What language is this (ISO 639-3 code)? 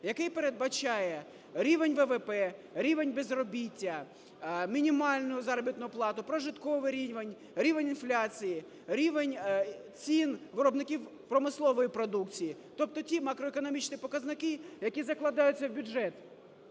ukr